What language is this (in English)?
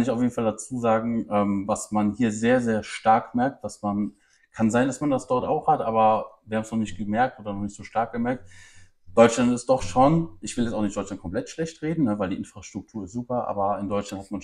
German